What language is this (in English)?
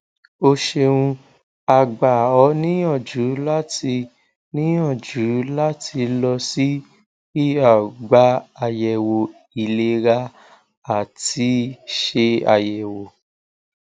Yoruba